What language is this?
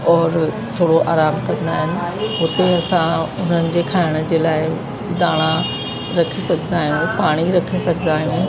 Sindhi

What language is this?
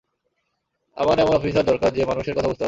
Bangla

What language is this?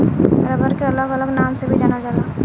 Bhojpuri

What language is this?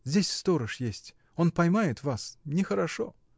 Russian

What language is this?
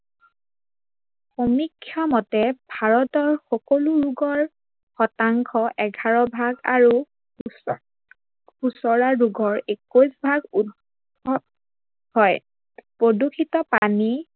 Assamese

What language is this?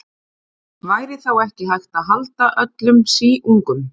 Icelandic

